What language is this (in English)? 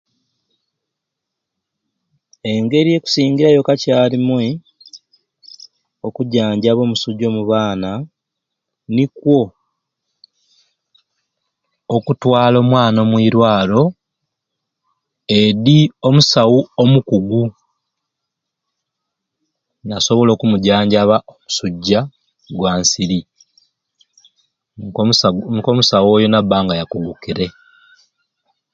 Ruuli